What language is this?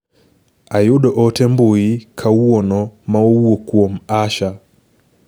Luo (Kenya and Tanzania)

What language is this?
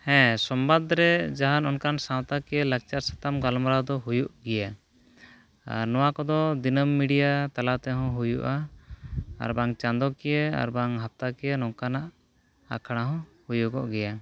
Santali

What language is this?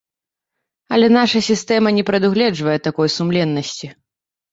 Belarusian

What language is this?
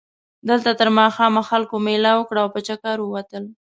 Pashto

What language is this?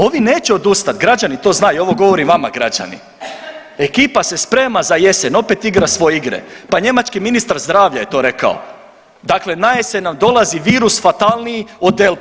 Croatian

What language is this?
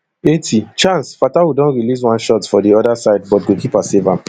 Nigerian Pidgin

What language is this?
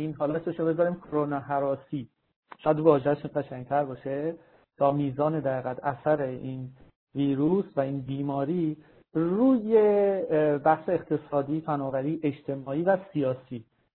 Persian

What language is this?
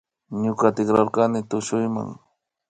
Imbabura Highland Quichua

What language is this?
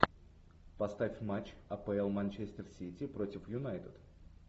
Russian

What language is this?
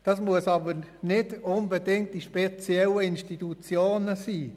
Swiss German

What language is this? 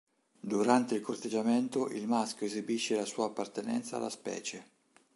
Italian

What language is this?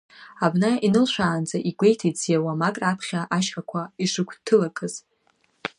Abkhazian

